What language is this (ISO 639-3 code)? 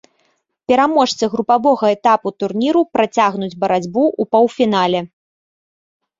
bel